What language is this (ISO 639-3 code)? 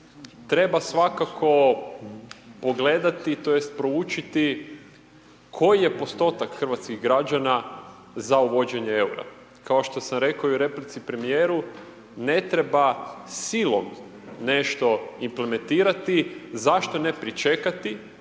hrv